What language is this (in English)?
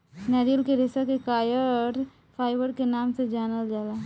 Bhojpuri